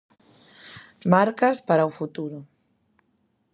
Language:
Galician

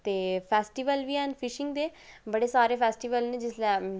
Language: Dogri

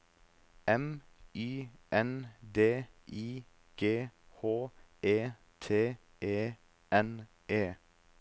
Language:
Norwegian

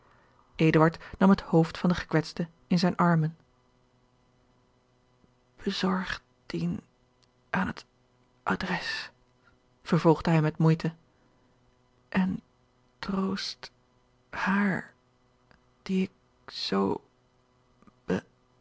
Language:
Dutch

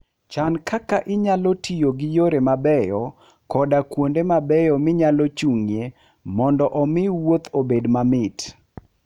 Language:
Luo (Kenya and Tanzania)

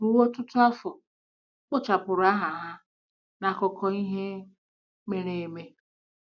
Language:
Igbo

